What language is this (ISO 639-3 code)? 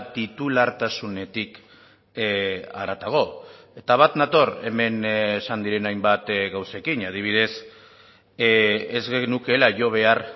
eus